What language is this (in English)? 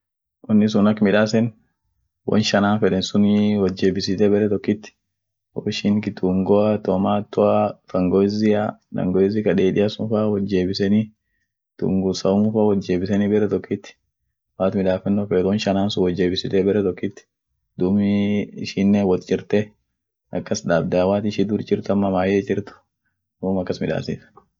Orma